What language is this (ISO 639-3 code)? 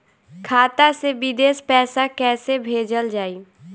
bho